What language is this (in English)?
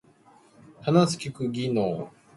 Japanese